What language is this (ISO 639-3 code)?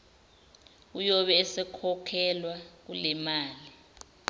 zul